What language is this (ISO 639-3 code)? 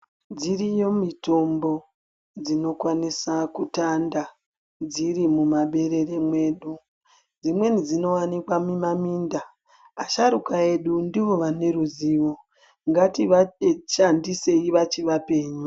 ndc